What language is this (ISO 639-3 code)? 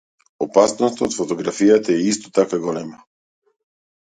mkd